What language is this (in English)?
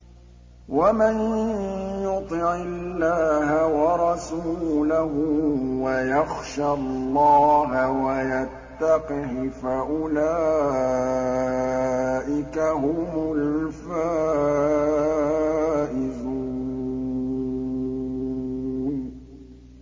Arabic